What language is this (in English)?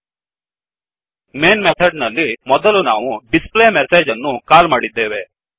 Kannada